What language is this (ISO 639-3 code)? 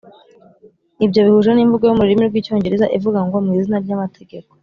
kin